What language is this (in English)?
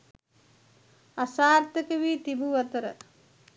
Sinhala